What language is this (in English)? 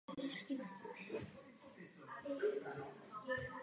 Czech